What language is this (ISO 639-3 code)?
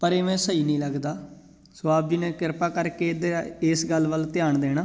pan